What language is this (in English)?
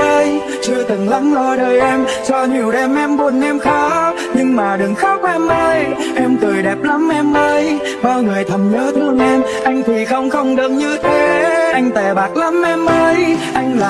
Vietnamese